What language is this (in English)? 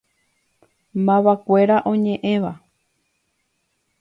Guarani